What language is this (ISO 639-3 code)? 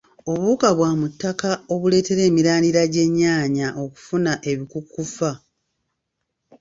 lug